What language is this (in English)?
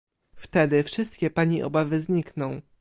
Polish